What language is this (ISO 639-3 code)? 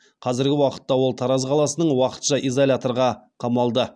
kaz